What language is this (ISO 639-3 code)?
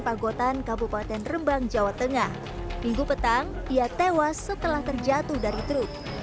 ind